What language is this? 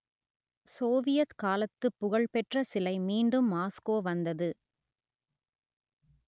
Tamil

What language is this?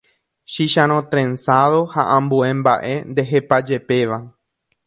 Guarani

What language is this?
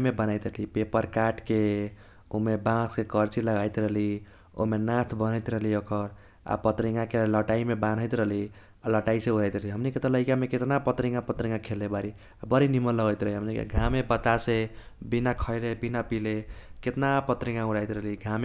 Kochila Tharu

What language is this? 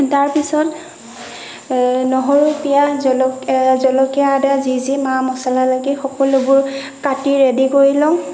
Assamese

